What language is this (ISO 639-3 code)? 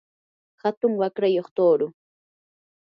qur